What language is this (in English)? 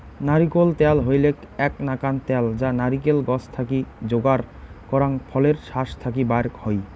Bangla